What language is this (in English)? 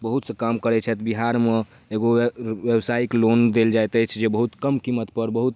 Maithili